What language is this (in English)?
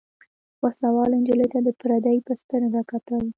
Pashto